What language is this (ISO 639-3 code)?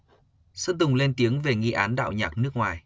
vie